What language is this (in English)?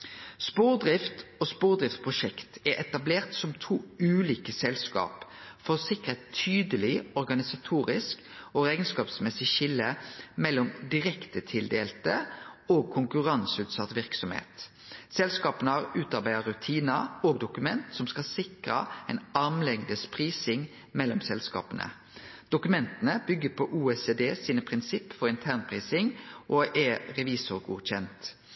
Norwegian Nynorsk